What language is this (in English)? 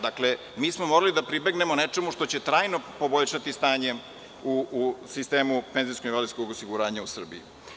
Serbian